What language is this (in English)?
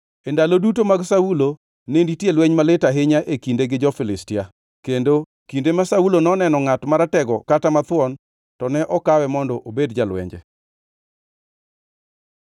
Luo (Kenya and Tanzania)